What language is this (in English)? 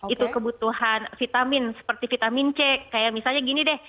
Indonesian